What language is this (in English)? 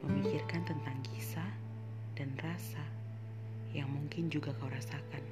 Indonesian